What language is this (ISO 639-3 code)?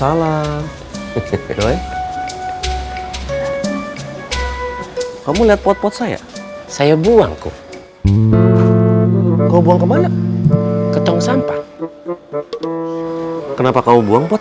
ind